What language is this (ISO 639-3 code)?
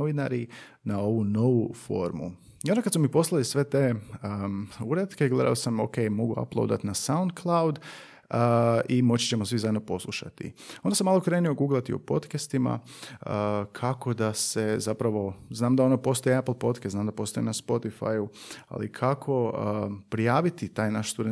hrv